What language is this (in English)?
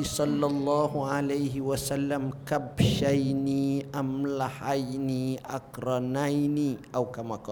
Malay